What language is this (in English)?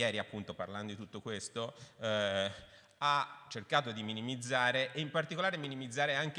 Italian